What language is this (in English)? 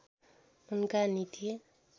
Nepali